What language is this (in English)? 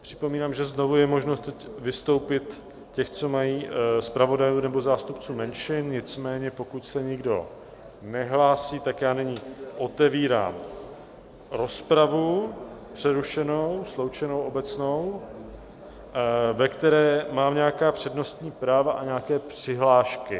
Czech